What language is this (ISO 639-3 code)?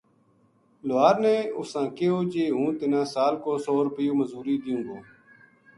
gju